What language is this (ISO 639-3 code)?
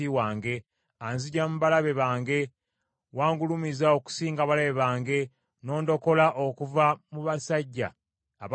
lug